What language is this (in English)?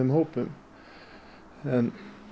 Icelandic